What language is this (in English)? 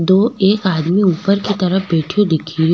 Rajasthani